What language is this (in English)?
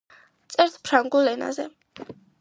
Georgian